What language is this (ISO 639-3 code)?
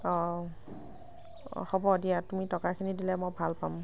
asm